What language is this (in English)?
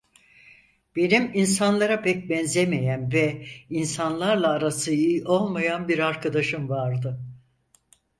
Turkish